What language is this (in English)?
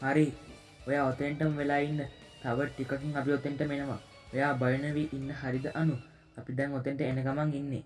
Sinhala